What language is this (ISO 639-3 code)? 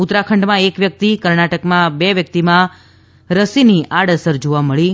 guj